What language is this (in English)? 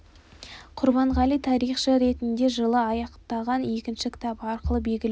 Kazakh